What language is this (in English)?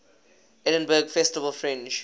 English